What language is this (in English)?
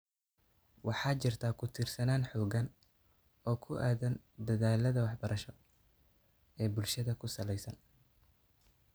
Somali